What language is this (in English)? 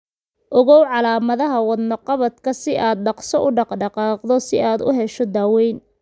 Somali